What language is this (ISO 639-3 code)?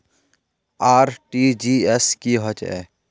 mag